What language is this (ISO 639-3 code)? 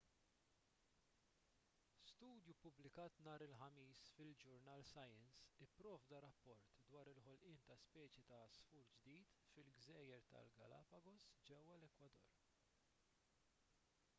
mlt